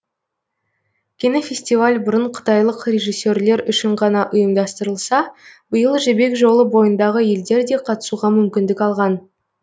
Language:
Kazakh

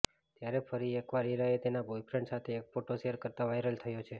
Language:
Gujarati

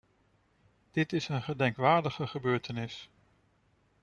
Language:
Dutch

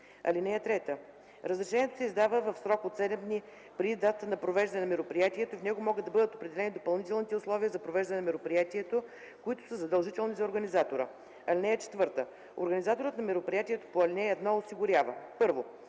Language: Bulgarian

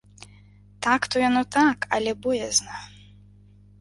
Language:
Belarusian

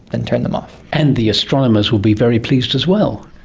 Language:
English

